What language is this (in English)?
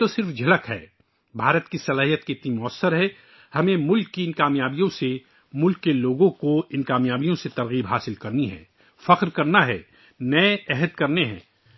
Urdu